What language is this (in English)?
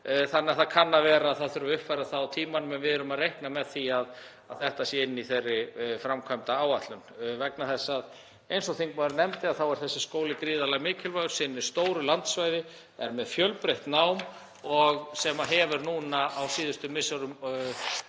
Icelandic